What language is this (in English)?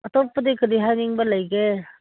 Manipuri